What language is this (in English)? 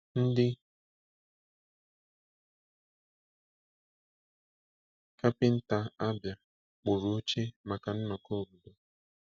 Igbo